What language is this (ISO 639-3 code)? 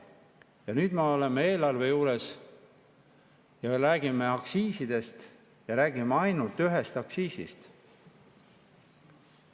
est